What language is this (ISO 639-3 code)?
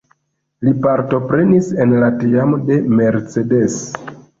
epo